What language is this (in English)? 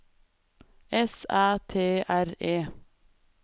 Norwegian